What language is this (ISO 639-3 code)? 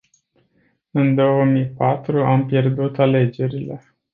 ron